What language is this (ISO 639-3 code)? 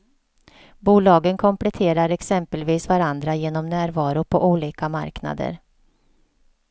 swe